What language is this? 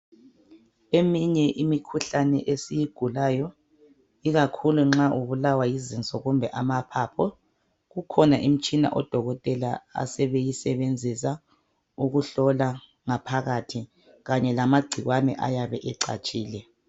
North Ndebele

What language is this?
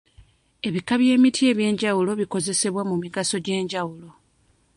Ganda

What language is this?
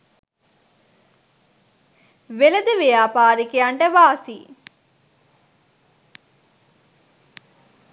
Sinhala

